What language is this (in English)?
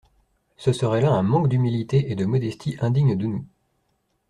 French